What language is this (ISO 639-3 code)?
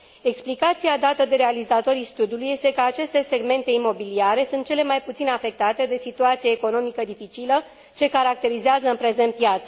ron